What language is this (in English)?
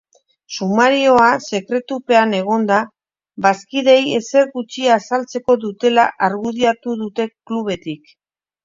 Basque